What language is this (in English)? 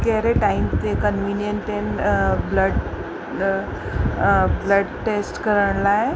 Sindhi